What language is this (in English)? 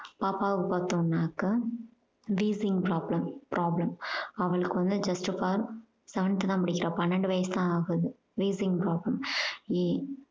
Tamil